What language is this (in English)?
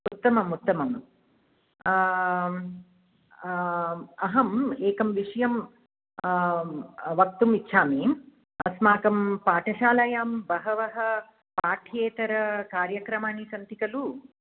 Sanskrit